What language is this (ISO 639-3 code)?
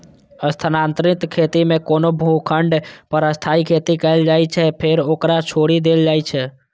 mai